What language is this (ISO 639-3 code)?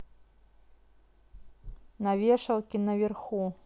rus